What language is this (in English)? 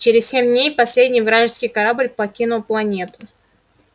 Russian